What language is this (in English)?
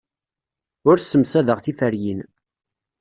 Kabyle